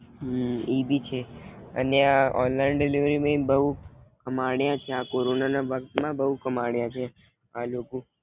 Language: Gujarati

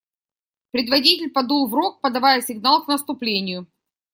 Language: Russian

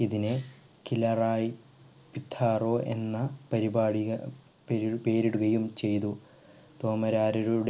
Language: Malayalam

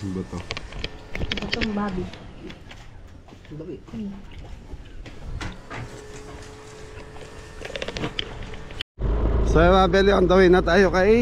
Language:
Filipino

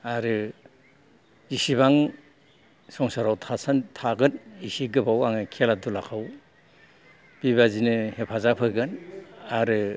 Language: Bodo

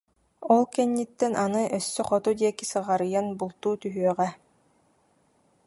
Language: Yakut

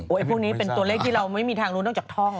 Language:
Thai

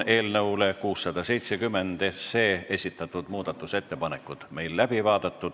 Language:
Estonian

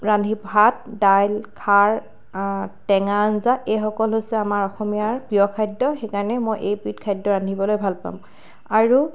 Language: Assamese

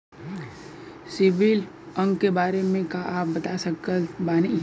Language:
Bhojpuri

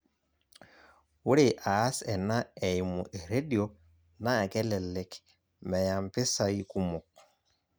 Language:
Masai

